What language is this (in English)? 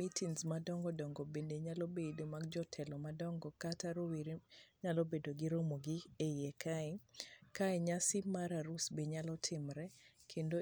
Luo (Kenya and Tanzania)